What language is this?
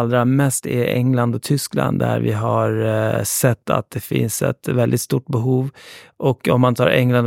Swedish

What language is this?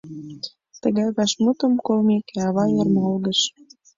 Mari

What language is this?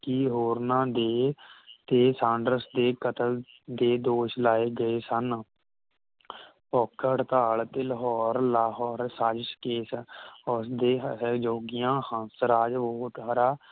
Punjabi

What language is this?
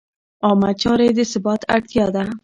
Pashto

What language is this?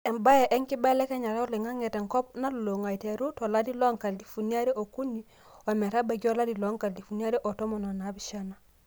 Masai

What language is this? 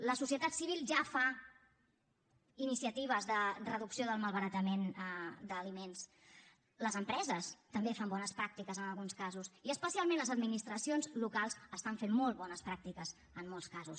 Catalan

